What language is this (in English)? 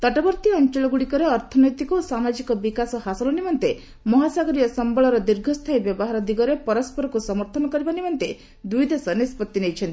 Odia